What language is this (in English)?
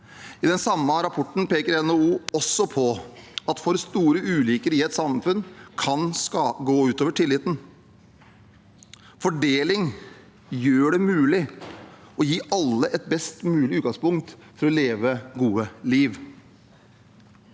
Norwegian